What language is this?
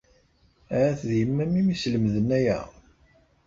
Kabyle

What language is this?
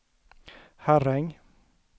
Swedish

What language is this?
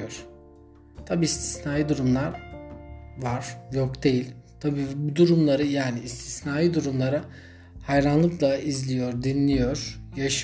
Turkish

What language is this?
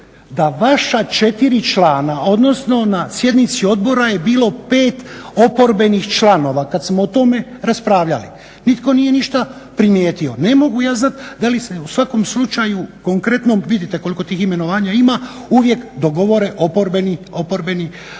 Croatian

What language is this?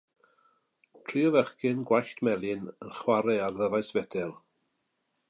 Welsh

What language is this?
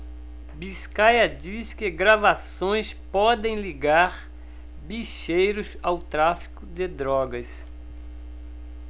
Portuguese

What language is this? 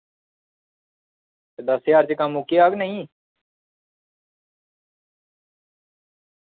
Dogri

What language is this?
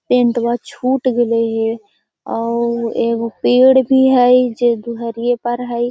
Magahi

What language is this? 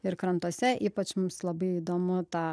Lithuanian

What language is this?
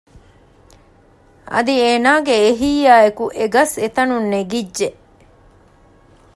Divehi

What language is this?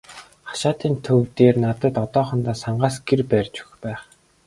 Mongolian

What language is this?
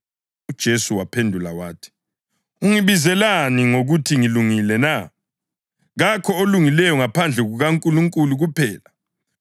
North Ndebele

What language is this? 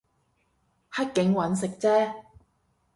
Cantonese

